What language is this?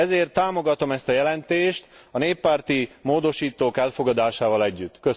Hungarian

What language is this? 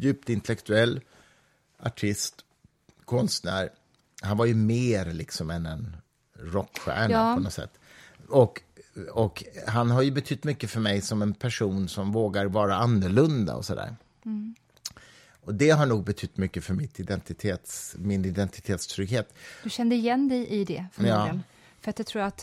Swedish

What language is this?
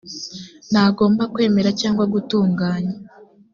Kinyarwanda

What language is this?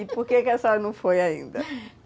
Portuguese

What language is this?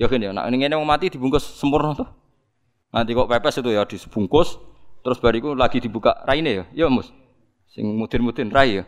Indonesian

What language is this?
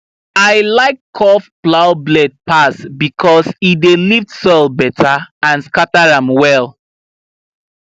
Nigerian Pidgin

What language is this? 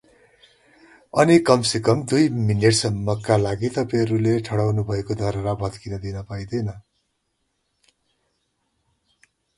Nepali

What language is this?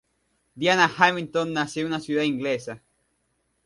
Spanish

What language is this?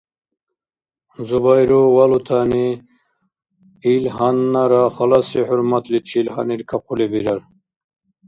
Dargwa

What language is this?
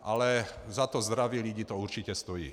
Czech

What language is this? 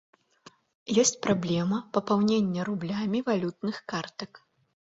Belarusian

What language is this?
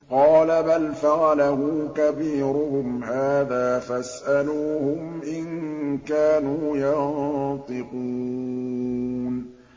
Arabic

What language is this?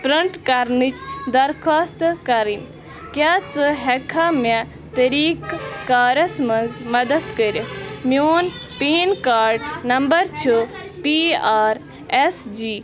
Kashmiri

